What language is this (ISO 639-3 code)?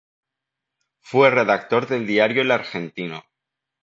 spa